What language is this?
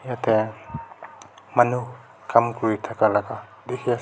Naga Pidgin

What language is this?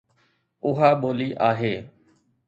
Sindhi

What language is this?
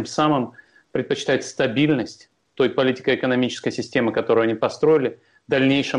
Russian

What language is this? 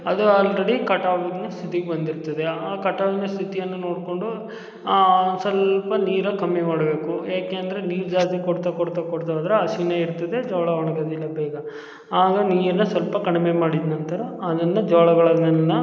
Kannada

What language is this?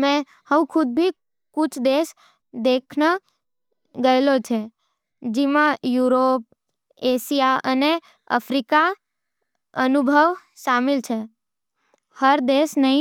Nimadi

